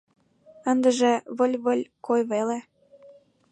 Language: Mari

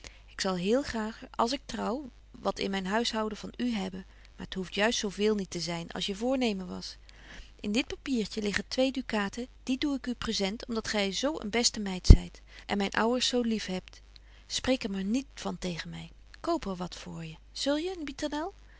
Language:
Dutch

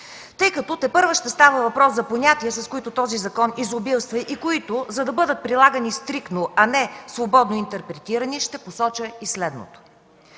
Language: Bulgarian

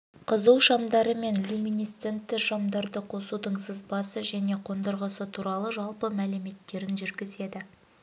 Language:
Kazakh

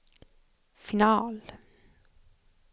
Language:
Swedish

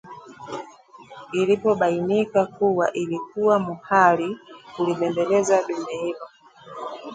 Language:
Swahili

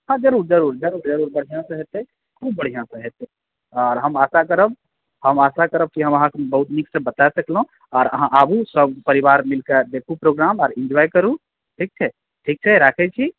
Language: Maithili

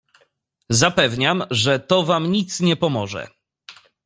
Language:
Polish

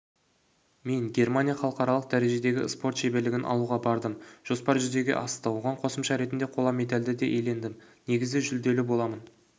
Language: Kazakh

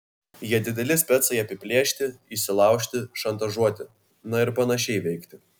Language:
Lithuanian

